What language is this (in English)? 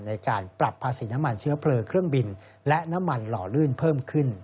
Thai